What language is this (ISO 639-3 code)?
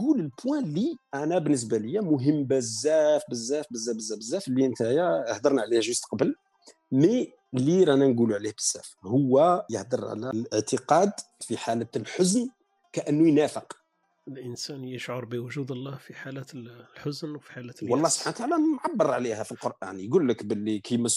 ara